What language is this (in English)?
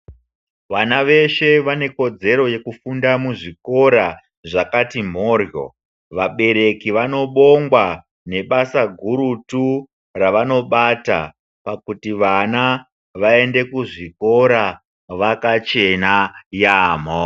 Ndau